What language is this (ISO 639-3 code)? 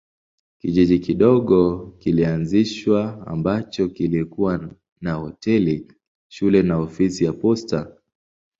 swa